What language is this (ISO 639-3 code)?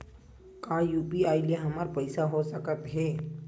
hne